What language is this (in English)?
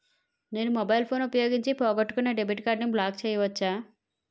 Telugu